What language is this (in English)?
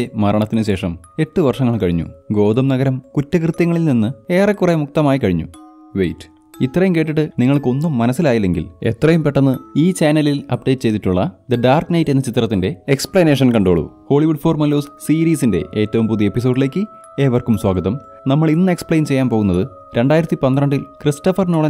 Dutch